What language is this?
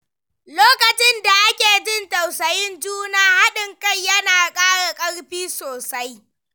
Hausa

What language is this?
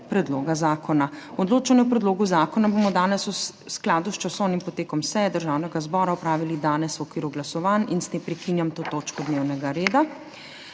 Slovenian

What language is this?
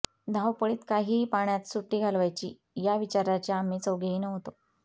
Marathi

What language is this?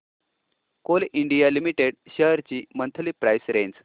Marathi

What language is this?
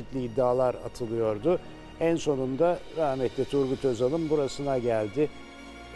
Turkish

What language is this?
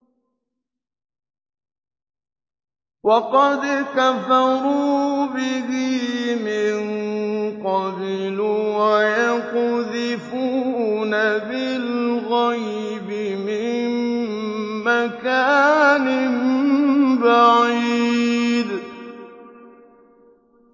Arabic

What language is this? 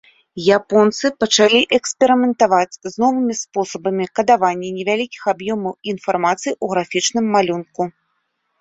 Belarusian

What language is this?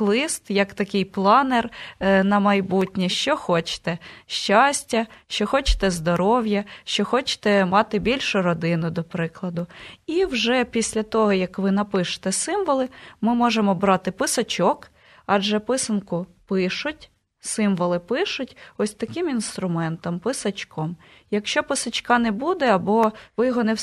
Ukrainian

